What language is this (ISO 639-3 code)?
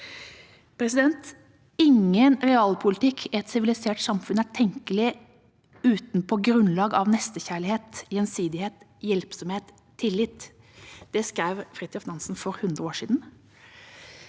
nor